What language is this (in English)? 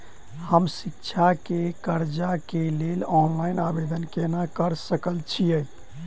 Maithili